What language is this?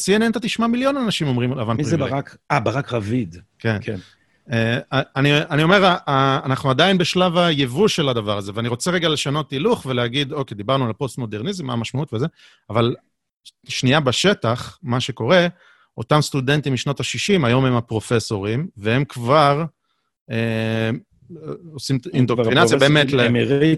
Hebrew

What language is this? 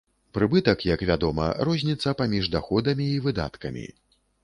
Belarusian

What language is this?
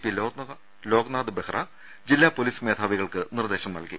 Malayalam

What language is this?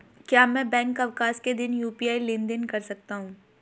Hindi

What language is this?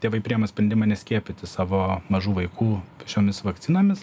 Lithuanian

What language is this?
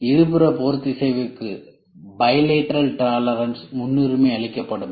Tamil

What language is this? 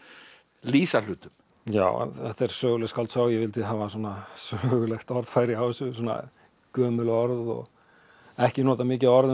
Icelandic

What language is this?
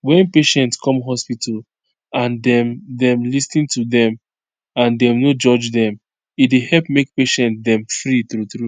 Nigerian Pidgin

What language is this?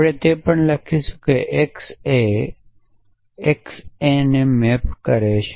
Gujarati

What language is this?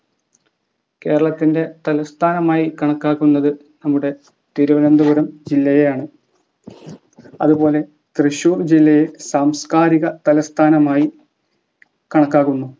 Malayalam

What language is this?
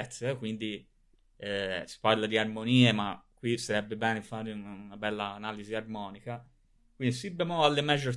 Italian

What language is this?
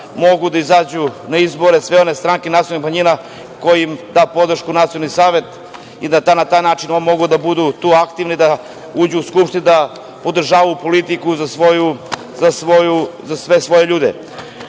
Serbian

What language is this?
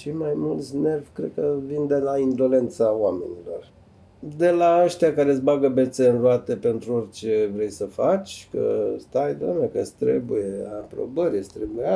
Romanian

